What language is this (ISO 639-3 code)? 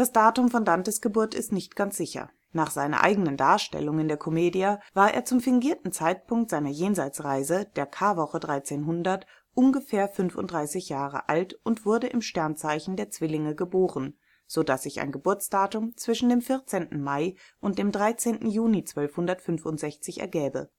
deu